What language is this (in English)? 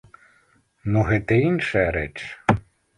Belarusian